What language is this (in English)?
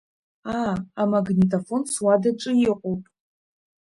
Abkhazian